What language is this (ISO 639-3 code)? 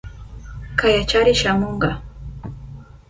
qup